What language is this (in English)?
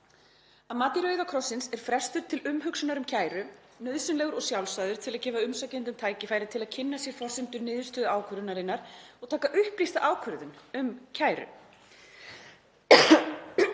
Icelandic